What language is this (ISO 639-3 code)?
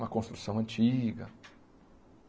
por